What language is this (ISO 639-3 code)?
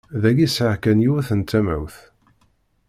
kab